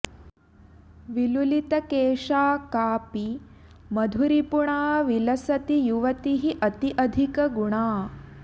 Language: Sanskrit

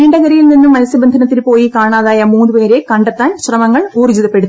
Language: Malayalam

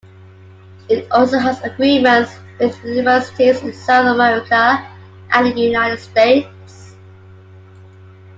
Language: English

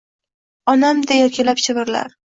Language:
Uzbek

